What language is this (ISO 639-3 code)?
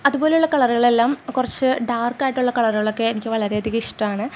mal